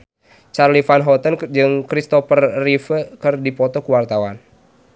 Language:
Sundanese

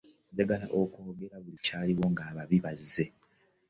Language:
Ganda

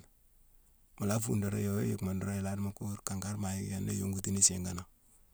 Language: Mansoanka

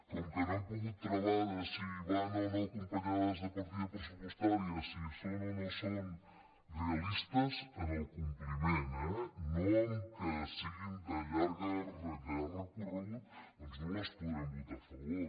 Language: Catalan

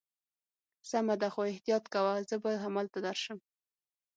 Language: Pashto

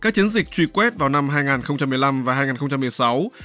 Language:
Vietnamese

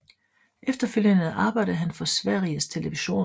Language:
Danish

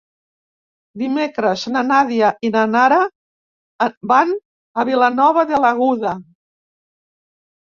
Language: Catalan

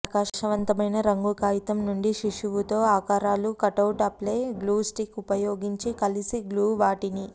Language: Telugu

